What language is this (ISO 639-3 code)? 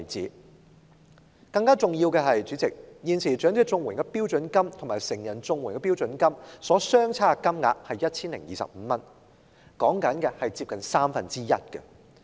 yue